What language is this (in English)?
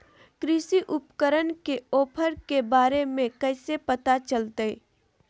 Magahi